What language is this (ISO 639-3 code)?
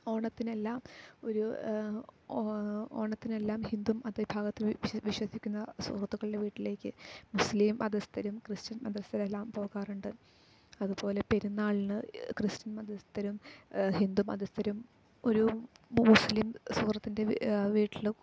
mal